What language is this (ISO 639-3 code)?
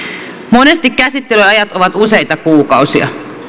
fin